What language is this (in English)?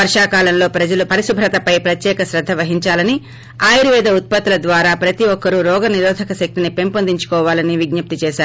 Telugu